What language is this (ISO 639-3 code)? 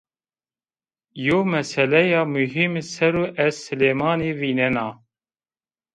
zza